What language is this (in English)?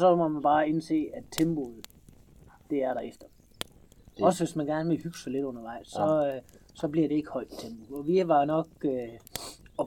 Danish